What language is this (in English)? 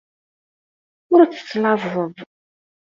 Kabyle